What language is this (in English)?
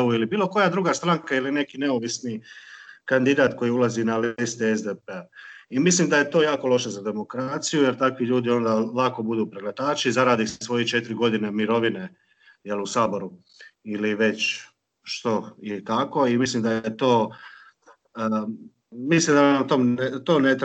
Croatian